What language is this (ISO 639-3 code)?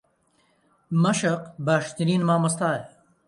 ckb